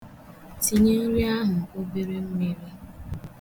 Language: Igbo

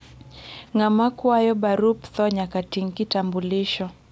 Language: Luo (Kenya and Tanzania)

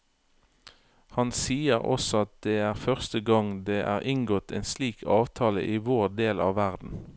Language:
Norwegian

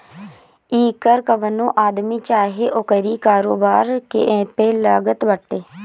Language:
Bhojpuri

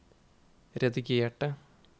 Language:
Norwegian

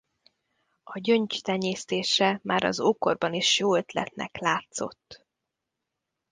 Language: Hungarian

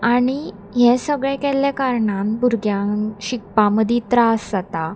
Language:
Konkani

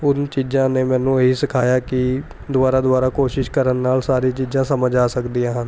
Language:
Punjabi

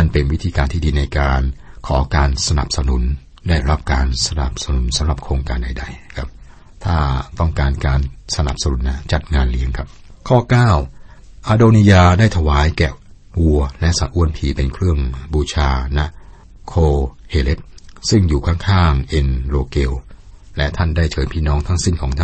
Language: Thai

